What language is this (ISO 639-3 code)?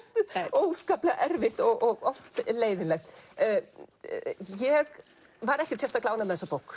isl